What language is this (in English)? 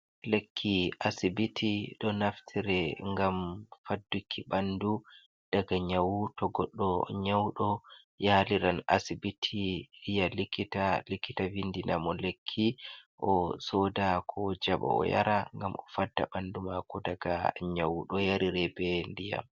Fula